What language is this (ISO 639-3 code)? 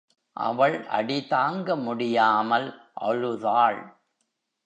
tam